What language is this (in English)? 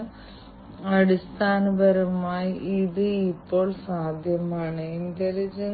Malayalam